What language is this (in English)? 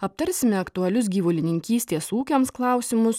Lithuanian